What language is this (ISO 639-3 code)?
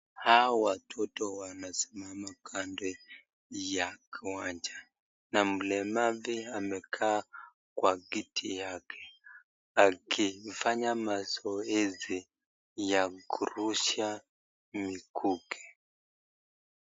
swa